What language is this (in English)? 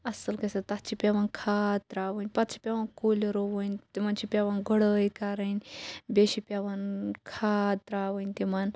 Kashmiri